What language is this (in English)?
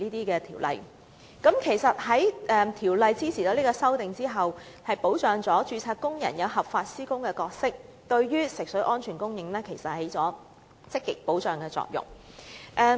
Cantonese